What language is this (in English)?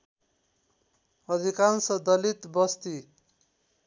Nepali